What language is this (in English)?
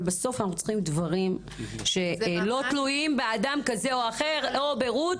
Hebrew